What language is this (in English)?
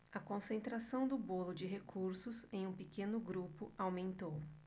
Portuguese